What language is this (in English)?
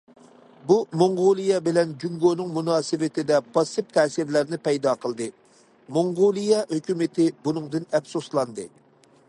Uyghur